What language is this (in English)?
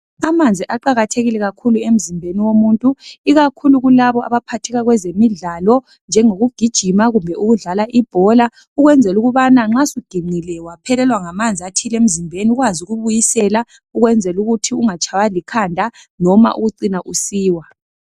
North Ndebele